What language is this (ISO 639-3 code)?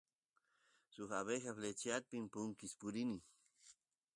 qus